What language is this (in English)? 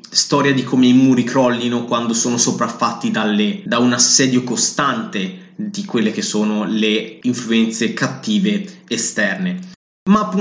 Italian